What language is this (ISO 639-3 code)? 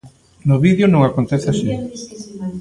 glg